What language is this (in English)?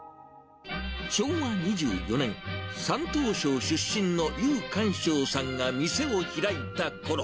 Japanese